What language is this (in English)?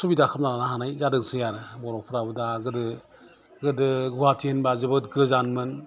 Bodo